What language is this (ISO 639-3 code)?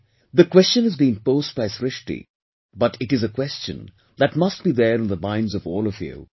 eng